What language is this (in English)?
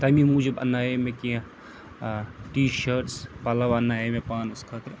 Kashmiri